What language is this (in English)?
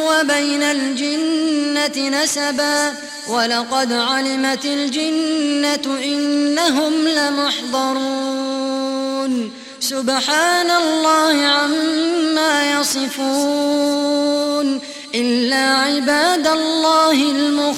Arabic